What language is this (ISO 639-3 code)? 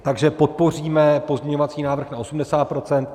ces